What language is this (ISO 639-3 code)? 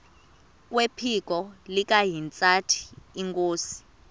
xho